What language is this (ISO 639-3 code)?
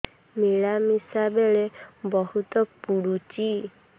ori